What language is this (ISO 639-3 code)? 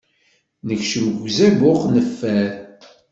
kab